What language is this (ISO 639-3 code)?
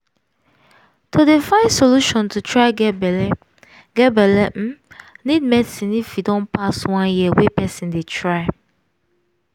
pcm